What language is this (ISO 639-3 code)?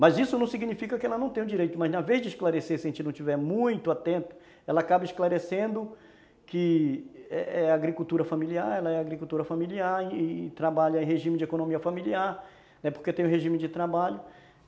por